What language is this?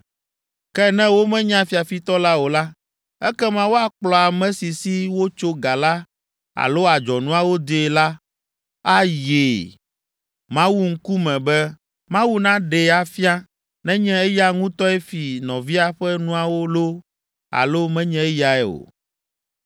Ewe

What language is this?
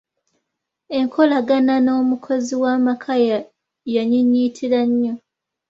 Ganda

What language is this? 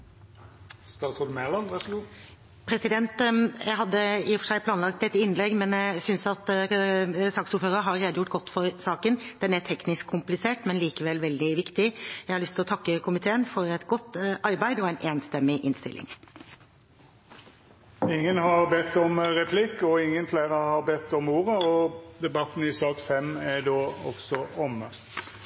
Norwegian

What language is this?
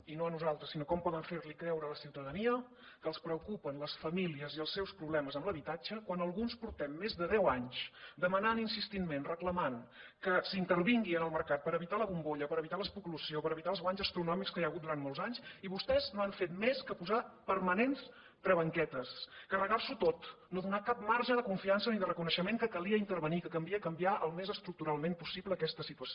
Catalan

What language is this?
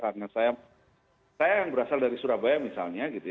Indonesian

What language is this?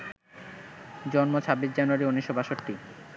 Bangla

